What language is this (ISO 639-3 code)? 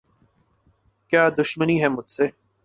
urd